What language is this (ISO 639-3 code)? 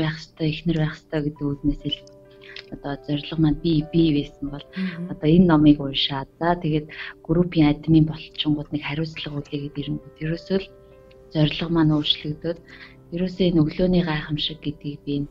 rus